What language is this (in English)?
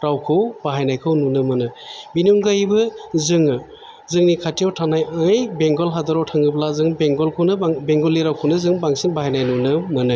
Bodo